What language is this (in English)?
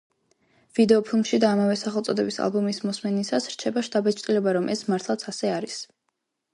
Georgian